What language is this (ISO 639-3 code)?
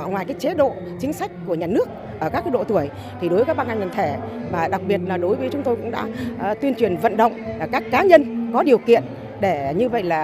vie